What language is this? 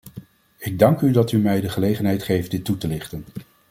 Dutch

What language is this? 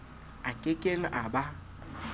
Southern Sotho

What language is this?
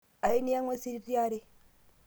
Masai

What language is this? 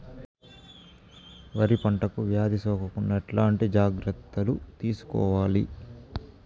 Telugu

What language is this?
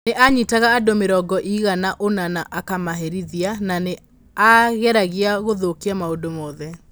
Kikuyu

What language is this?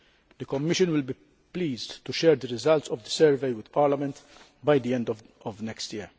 English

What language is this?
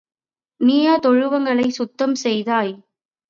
Tamil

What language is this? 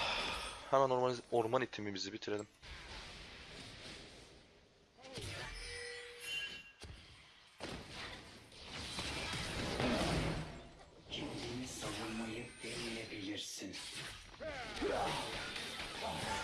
Turkish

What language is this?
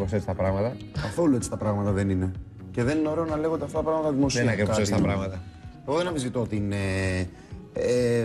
Greek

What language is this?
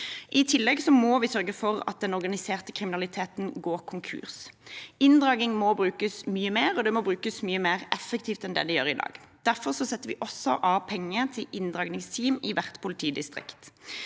Norwegian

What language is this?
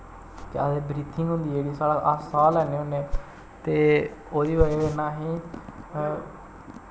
Dogri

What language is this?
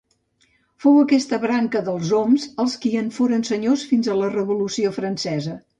Catalan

